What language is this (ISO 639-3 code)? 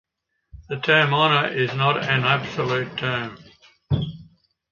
eng